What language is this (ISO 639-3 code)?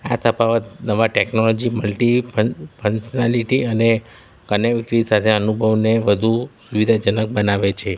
guj